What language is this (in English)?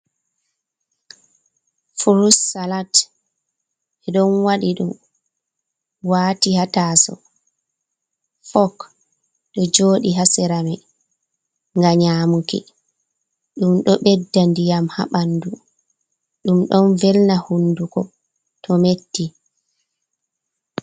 Fula